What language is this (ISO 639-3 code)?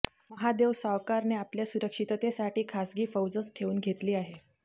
mar